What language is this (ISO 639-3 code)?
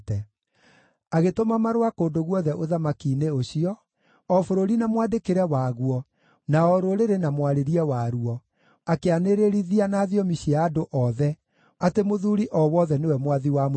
kik